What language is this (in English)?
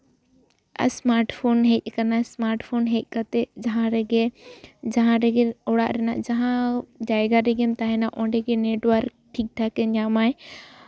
Santali